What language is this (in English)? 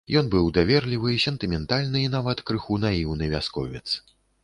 Belarusian